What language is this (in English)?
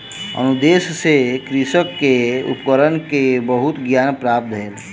Maithili